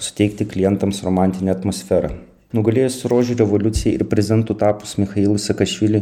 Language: Lithuanian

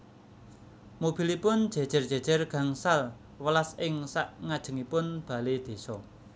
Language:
Javanese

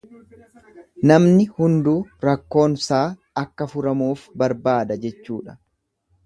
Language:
Oromo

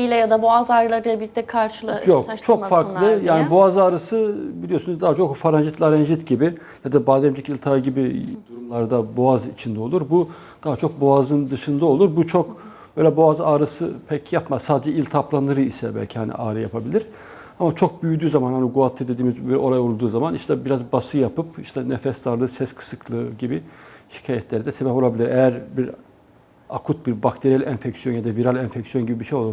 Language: Turkish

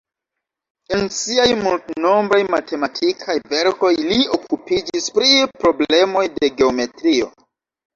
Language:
Esperanto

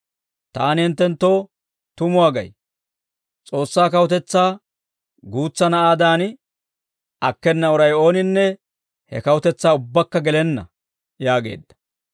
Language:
Dawro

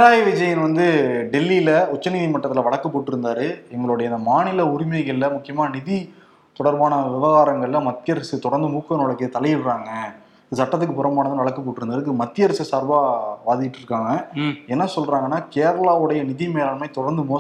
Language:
Tamil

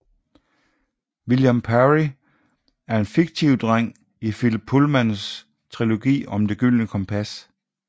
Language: Danish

